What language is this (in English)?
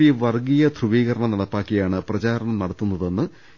Malayalam